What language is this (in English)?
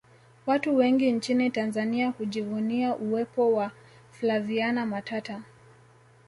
Swahili